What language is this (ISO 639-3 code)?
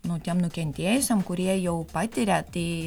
lit